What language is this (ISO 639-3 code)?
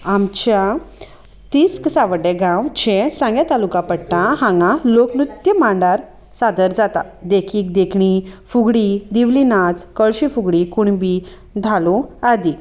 kok